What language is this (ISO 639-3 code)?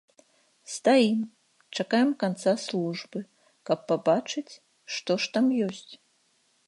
bel